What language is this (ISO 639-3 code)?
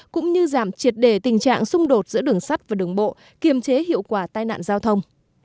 vie